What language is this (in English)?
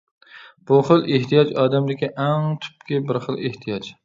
Uyghur